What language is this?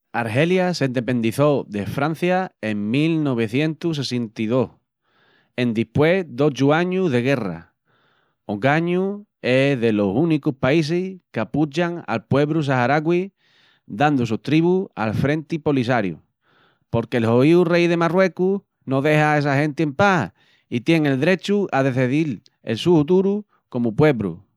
Extremaduran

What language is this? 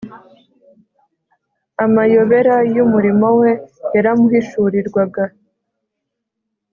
Kinyarwanda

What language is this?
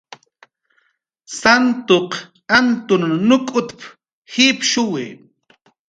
Jaqaru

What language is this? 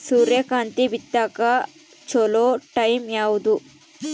Kannada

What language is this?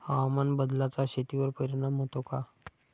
Marathi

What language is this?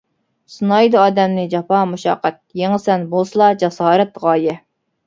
Uyghur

